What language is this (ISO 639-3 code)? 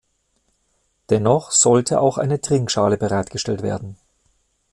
deu